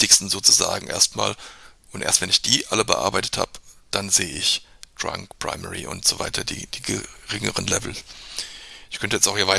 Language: German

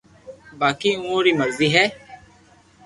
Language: Loarki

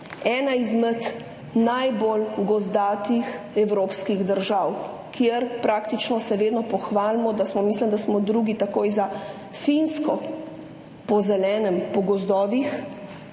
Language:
Slovenian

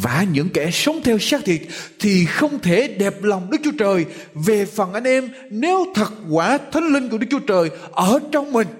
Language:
Vietnamese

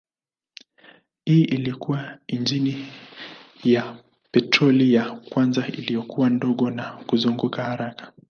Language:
Swahili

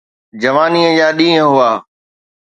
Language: Sindhi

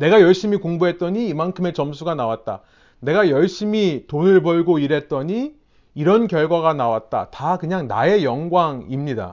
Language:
Korean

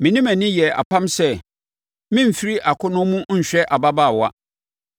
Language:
Akan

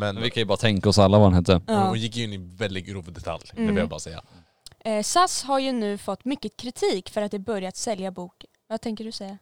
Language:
Swedish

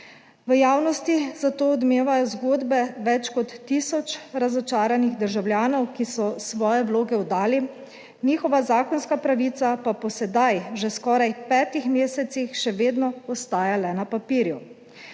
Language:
Slovenian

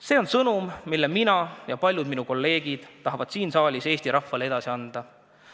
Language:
Estonian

